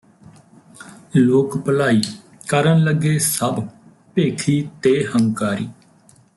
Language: Punjabi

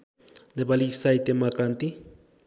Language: Nepali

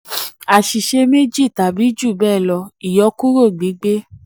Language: Yoruba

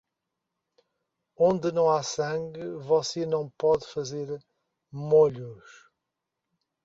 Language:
Portuguese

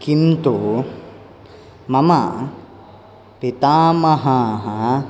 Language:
Sanskrit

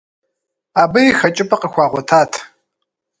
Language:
Kabardian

